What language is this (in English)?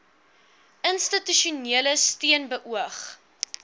Afrikaans